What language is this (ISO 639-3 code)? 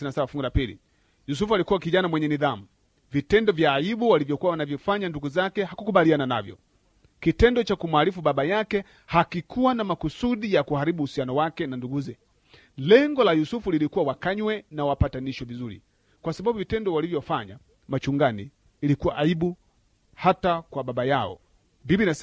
swa